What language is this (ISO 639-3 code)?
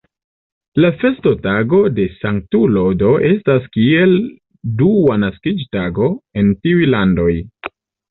epo